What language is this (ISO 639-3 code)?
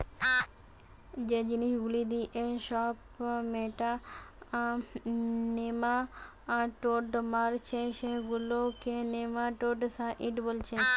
ben